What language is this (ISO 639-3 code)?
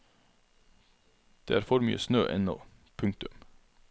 nor